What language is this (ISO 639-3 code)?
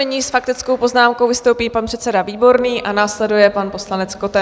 ces